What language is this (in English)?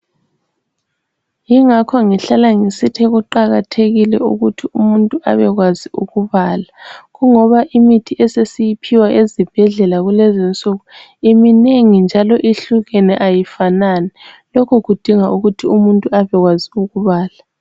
North Ndebele